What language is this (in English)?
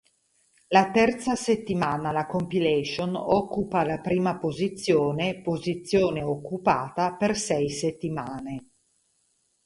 Italian